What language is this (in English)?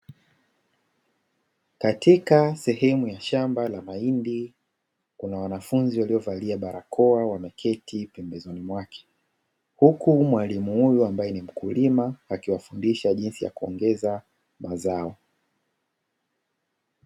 Swahili